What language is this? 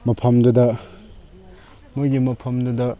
Manipuri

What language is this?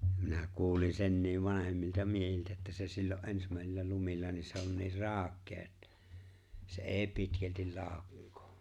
Finnish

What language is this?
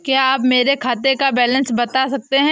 Hindi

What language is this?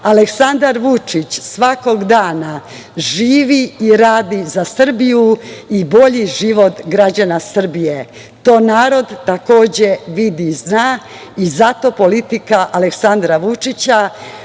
Serbian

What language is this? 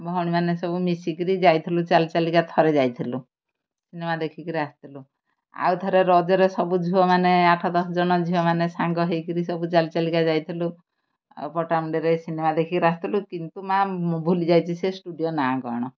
Odia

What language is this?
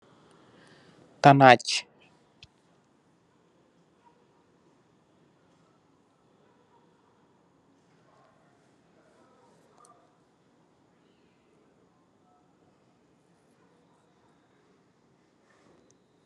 Wolof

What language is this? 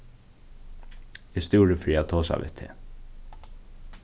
Faroese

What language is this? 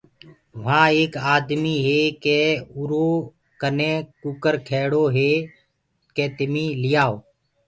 Gurgula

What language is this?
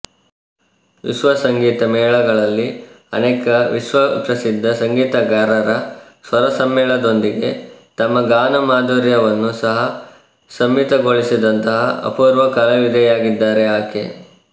Kannada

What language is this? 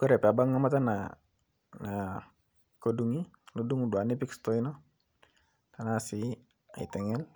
Masai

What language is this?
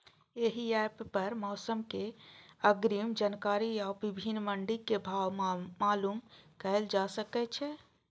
Maithili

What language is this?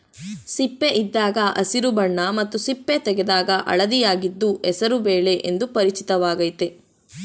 Kannada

